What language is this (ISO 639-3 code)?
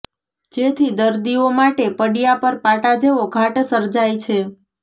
guj